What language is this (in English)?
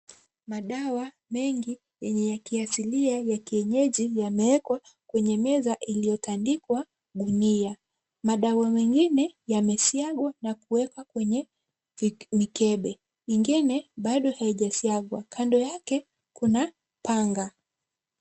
Swahili